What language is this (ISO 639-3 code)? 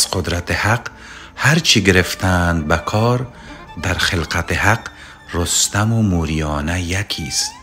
fas